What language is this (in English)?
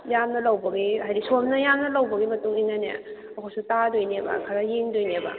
Manipuri